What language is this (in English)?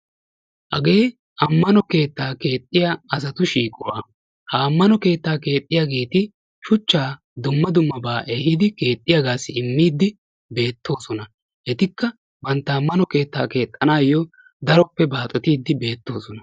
Wolaytta